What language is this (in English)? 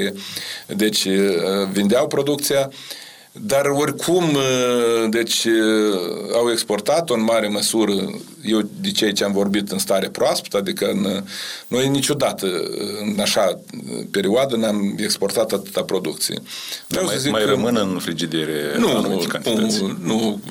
Romanian